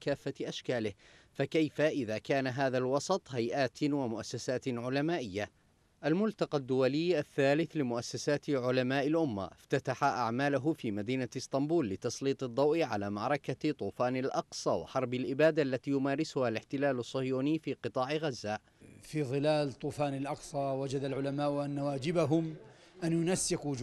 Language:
Arabic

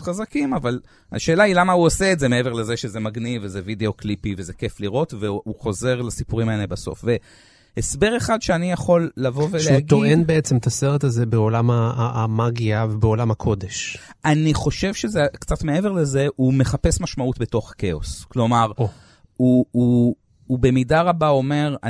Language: Hebrew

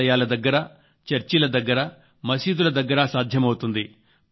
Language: Telugu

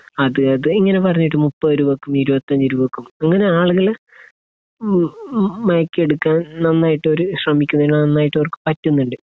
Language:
Malayalam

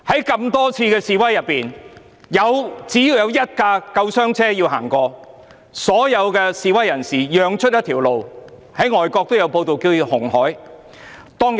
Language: Cantonese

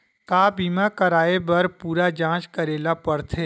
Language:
Chhattisgarhi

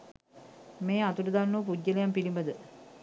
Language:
Sinhala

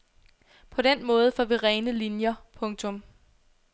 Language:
Danish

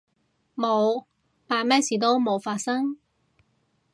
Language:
Cantonese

